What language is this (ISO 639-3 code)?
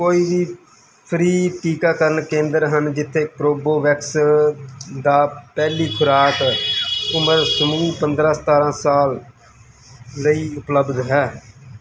pan